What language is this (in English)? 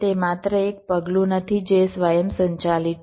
Gujarati